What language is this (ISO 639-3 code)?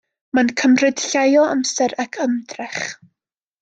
cym